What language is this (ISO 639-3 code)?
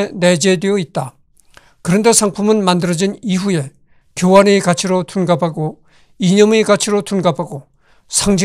kor